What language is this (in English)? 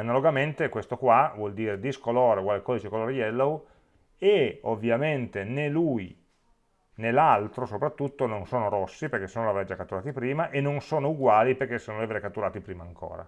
Italian